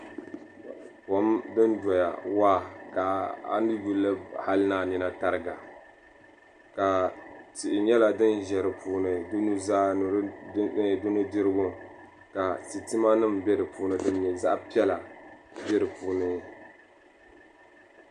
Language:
Dagbani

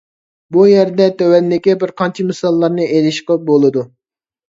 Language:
Uyghur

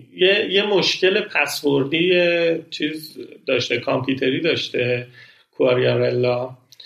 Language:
Persian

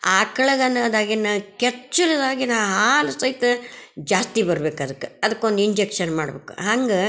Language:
Kannada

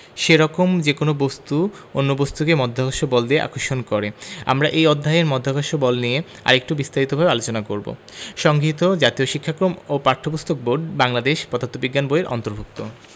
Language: Bangla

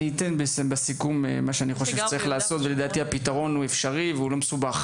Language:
Hebrew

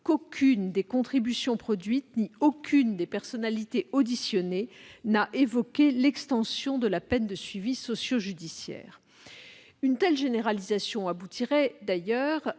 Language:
French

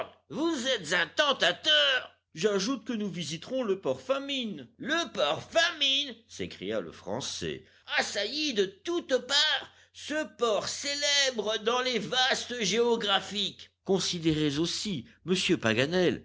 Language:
French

